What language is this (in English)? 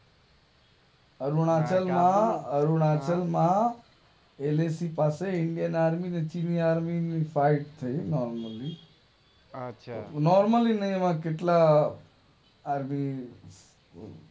Gujarati